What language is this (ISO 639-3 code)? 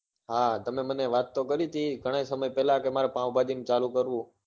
guj